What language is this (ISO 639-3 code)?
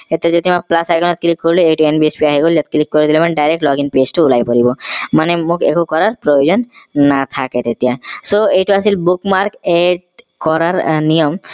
asm